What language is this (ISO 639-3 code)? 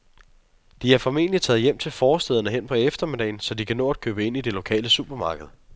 dan